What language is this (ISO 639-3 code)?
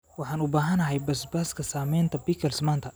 som